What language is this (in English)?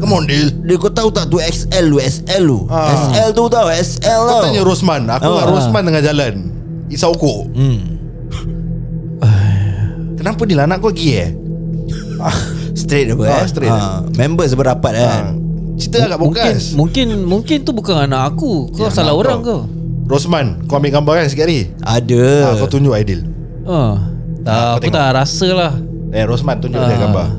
Malay